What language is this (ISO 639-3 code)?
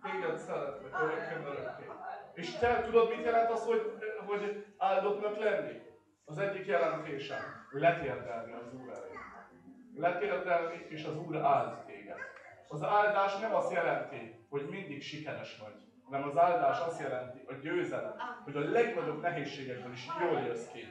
hun